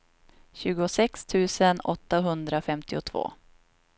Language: Swedish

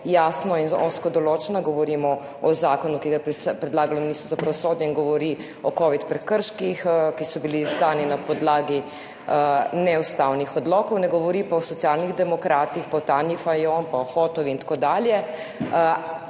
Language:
Slovenian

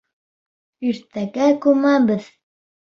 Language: Bashkir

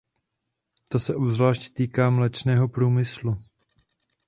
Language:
Czech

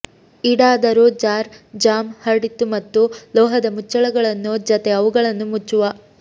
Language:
Kannada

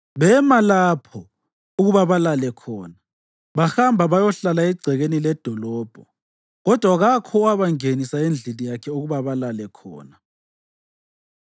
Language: North Ndebele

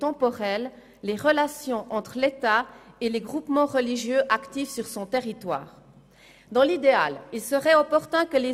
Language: Swiss German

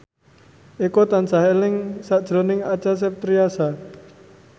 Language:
Javanese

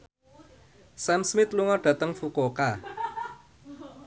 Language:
Javanese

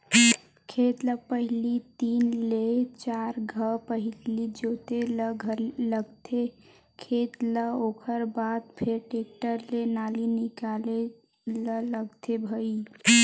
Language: Chhattisgarhi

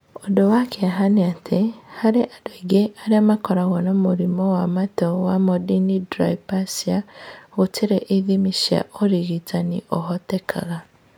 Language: Kikuyu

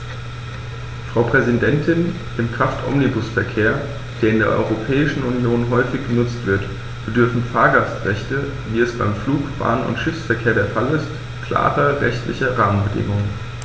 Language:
German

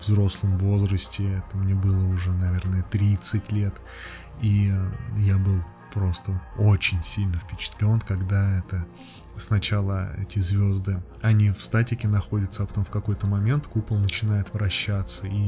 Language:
Russian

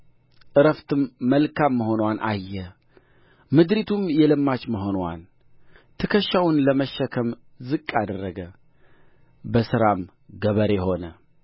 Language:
Amharic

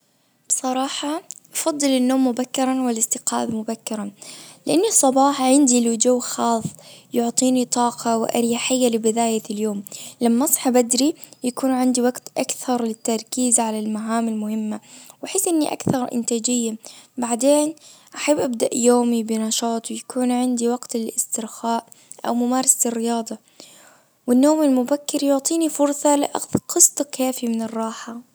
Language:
Najdi Arabic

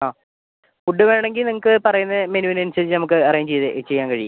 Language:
Malayalam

